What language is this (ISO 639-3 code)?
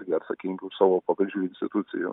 lit